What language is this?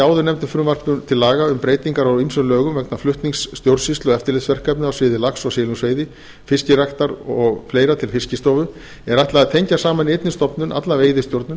Icelandic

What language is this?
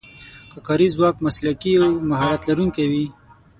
Pashto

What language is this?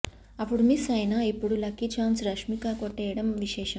Telugu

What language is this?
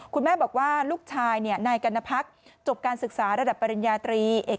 Thai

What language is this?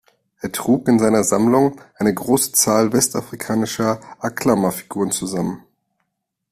German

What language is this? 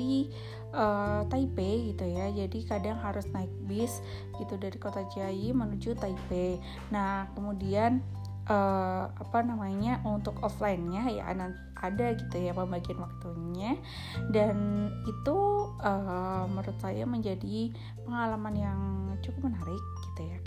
Indonesian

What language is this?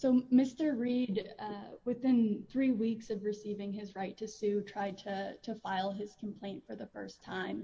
English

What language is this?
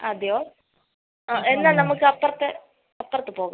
Malayalam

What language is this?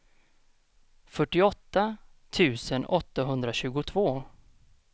Swedish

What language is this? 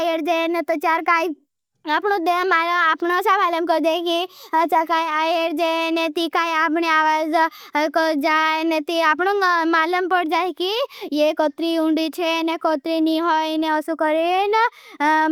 Bhili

